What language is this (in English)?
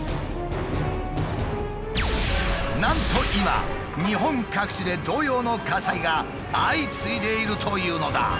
Japanese